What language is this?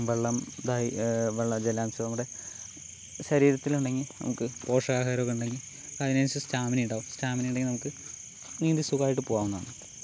Malayalam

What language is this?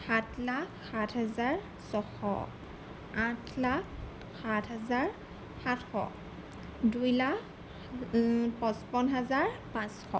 Assamese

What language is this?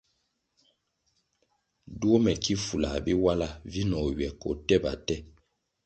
Kwasio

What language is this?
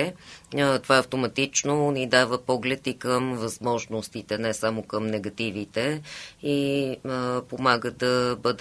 Bulgarian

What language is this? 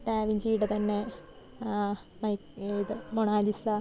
Malayalam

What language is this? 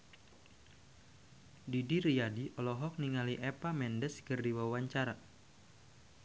Sundanese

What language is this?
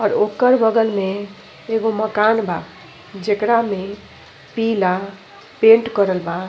Bhojpuri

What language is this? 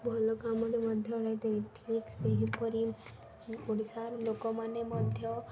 Odia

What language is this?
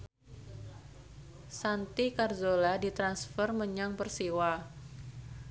Javanese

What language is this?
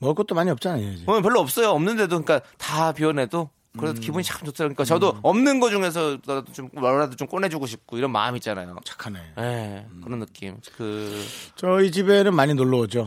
Korean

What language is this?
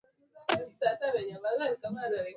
Swahili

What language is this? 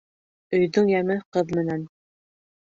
Bashkir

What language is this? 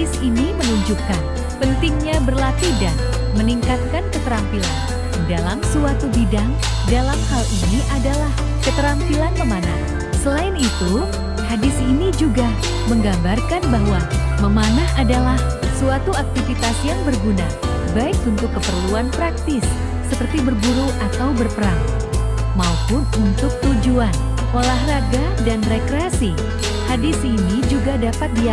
Indonesian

